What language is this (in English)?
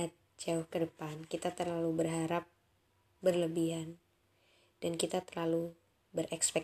Indonesian